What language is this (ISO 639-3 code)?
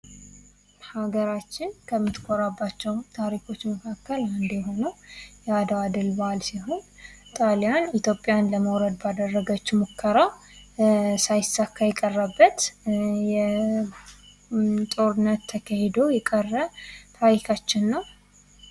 amh